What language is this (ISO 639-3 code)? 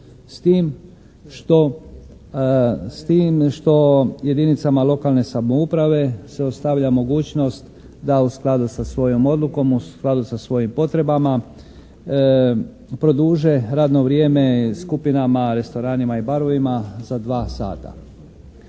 hrv